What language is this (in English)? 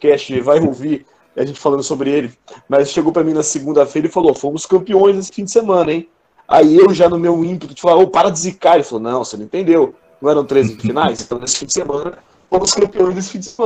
Portuguese